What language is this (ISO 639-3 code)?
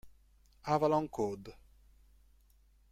ita